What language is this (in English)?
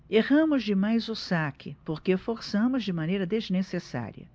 Portuguese